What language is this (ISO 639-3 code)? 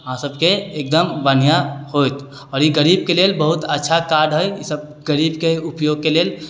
mai